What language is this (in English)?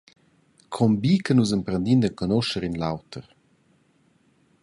Romansh